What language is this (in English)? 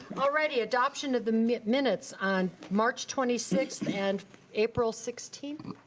English